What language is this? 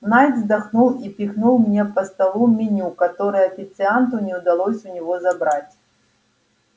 Russian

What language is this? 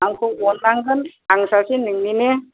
Bodo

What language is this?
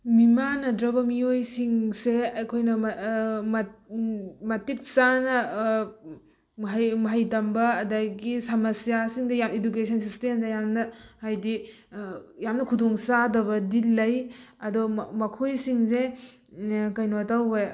Manipuri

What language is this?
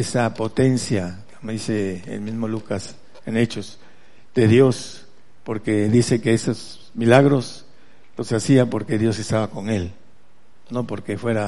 Spanish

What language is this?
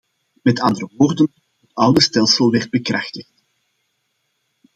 Dutch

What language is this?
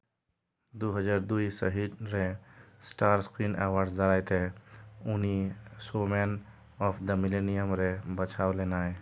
Santali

